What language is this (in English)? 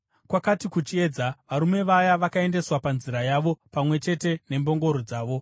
Shona